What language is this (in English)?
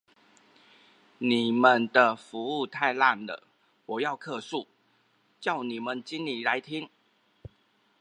Chinese